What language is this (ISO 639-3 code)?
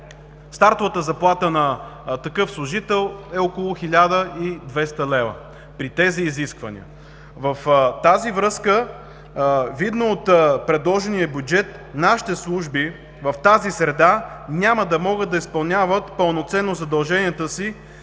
bul